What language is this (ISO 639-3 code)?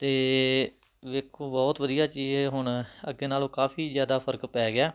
pan